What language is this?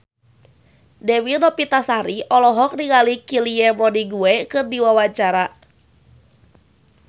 Sundanese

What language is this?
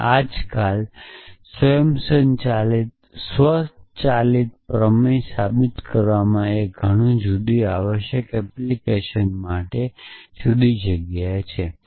Gujarati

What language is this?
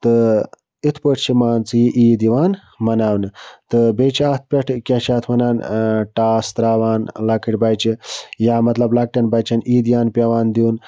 Kashmiri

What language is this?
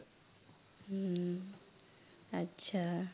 Assamese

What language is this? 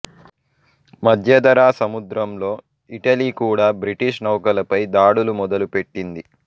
Telugu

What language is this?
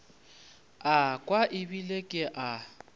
Northern Sotho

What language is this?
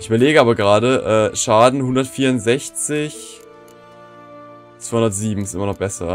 German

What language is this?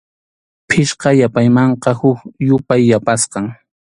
Arequipa-La Unión Quechua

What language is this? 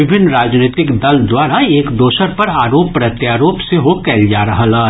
Maithili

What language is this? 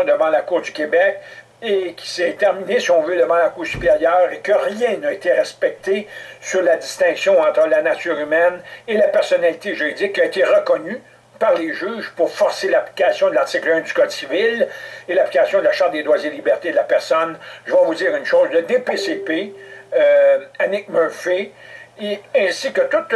French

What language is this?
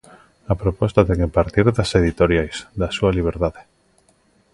Galician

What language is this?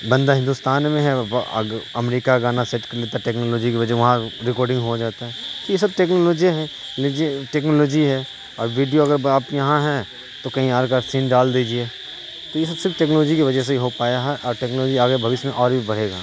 Urdu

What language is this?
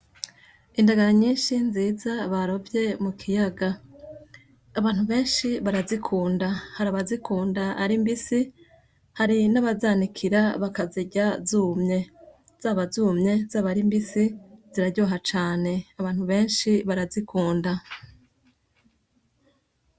Rundi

